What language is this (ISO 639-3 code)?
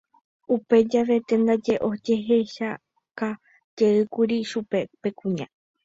grn